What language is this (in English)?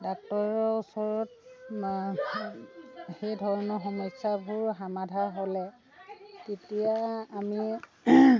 Assamese